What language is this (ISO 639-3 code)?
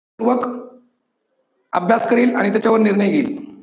mar